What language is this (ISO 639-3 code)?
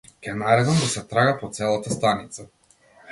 mkd